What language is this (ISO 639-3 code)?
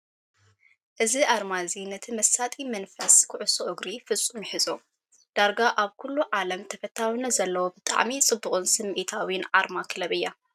tir